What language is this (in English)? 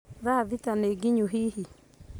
Kikuyu